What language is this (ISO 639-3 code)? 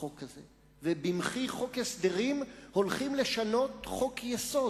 heb